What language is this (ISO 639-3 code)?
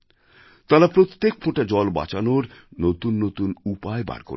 ben